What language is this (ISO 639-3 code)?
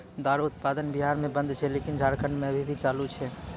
mai